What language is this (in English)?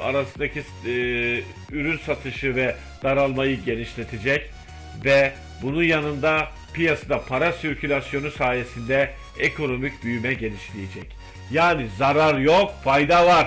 Turkish